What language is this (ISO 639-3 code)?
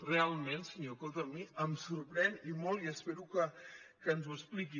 cat